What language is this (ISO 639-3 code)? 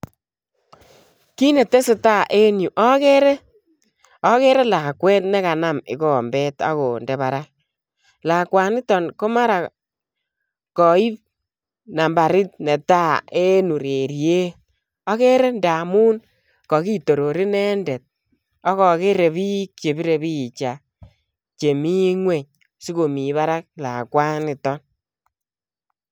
kln